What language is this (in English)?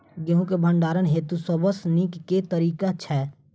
Maithili